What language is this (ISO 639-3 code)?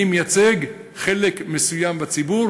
heb